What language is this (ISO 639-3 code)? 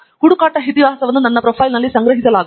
kan